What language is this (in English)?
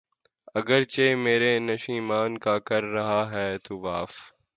Urdu